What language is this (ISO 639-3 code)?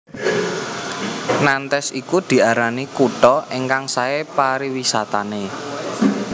jav